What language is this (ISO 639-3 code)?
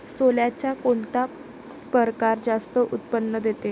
mar